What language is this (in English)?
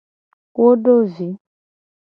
Gen